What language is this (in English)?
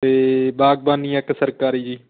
Punjabi